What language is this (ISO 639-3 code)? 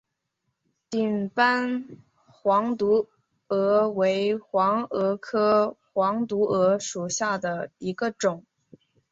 zho